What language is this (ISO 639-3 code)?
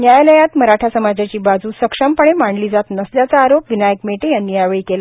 mar